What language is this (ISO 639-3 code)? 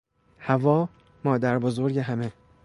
fas